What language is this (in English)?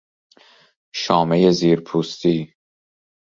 Persian